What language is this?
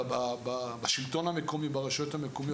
Hebrew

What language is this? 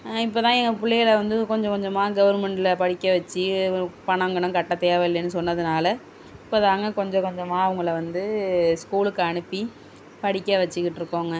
Tamil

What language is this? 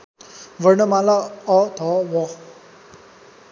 Nepali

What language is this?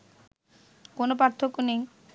Bangla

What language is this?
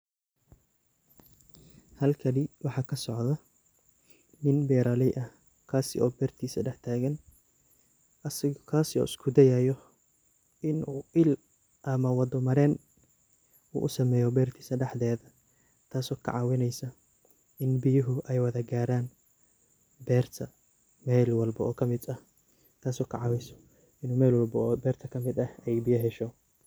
Somali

